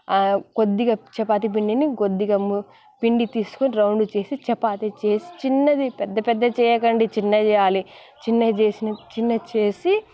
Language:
Telugu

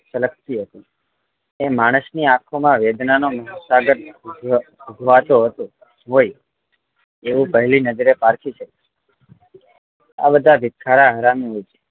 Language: Gujarati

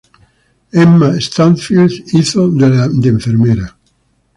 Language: Spanish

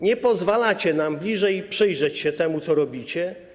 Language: Polish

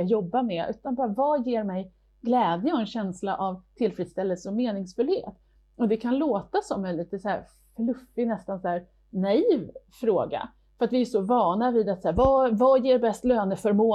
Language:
Swedish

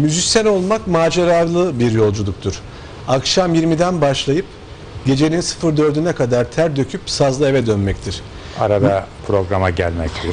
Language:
Turkish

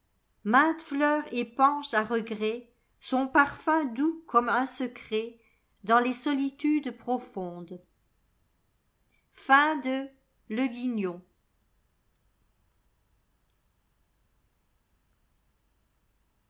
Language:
French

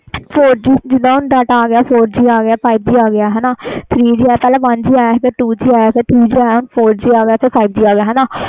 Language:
Punjabi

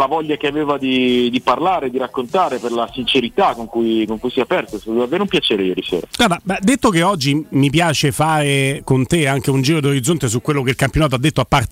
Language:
Italian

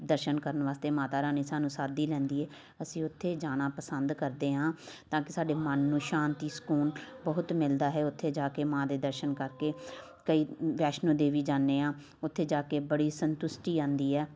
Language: Punjabi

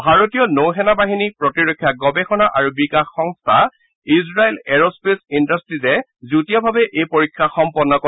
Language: Assamese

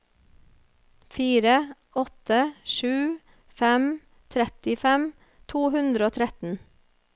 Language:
Norwegian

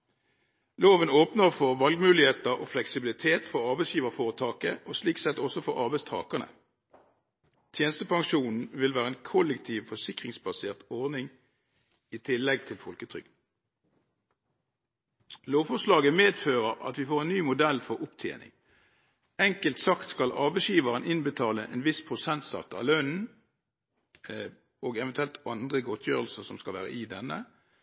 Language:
Norwegian Bokmål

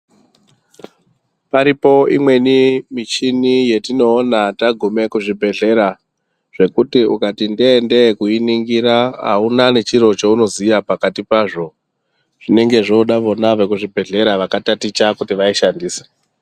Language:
Ndau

